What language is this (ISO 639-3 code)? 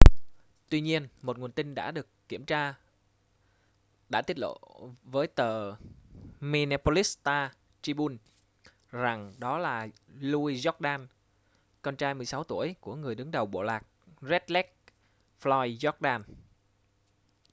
vie